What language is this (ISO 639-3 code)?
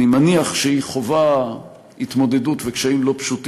heb